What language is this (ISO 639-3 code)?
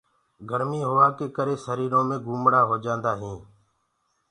ggg